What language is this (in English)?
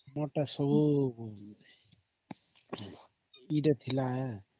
Odia